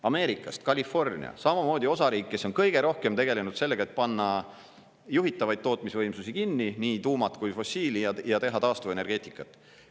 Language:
Estonian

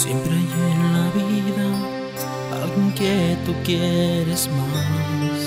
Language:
Spanish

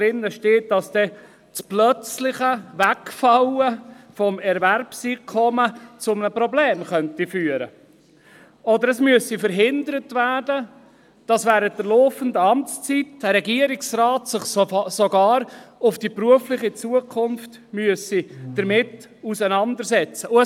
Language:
Swiss German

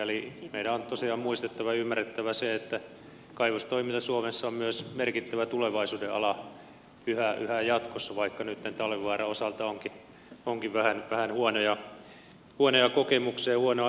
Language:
Finnish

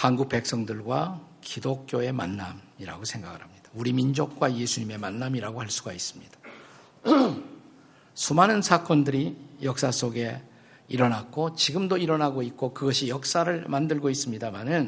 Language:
Korean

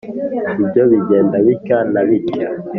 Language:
Kinyarwanda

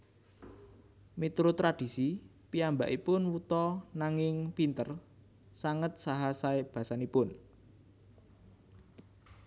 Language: Javanese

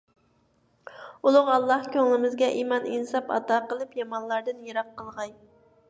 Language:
Uyghur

